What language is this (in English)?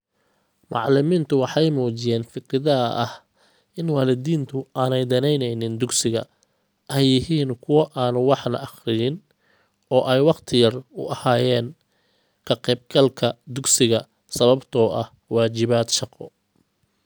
Somali